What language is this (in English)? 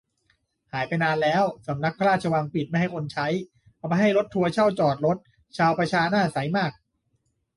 Thai